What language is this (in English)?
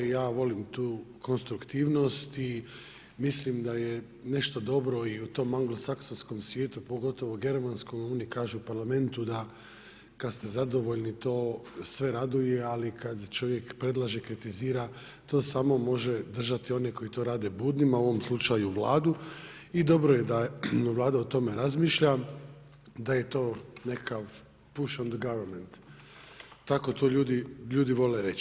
Croatian